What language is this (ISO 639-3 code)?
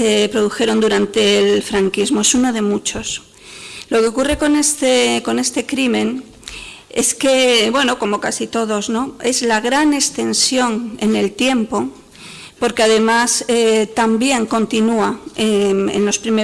spa